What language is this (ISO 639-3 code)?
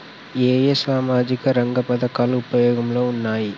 tel